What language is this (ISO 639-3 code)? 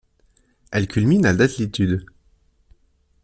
fra